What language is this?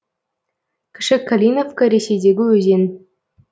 Kazakh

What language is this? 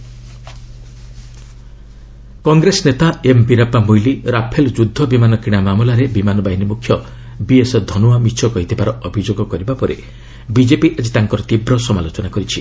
Odia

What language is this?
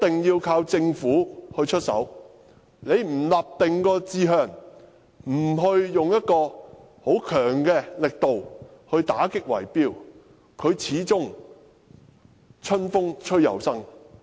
Cantonese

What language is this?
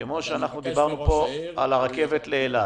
Hebrew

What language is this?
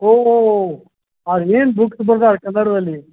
Kannada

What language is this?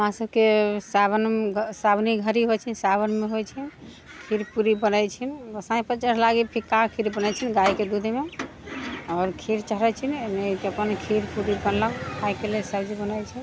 Maithili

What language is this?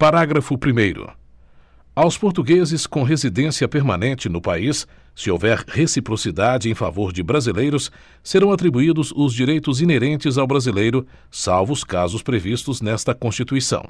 Portuguese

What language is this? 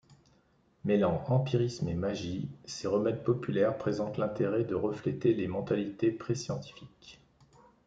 French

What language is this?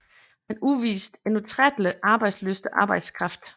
Danish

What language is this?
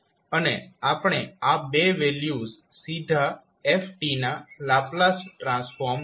Gujarati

